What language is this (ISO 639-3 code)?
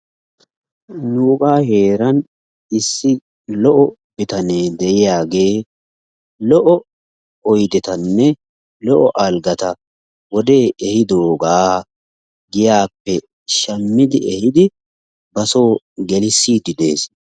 wal